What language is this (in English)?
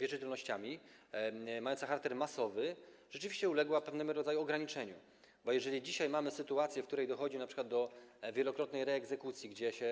Polish